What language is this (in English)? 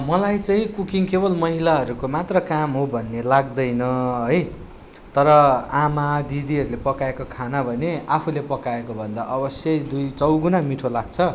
Nepali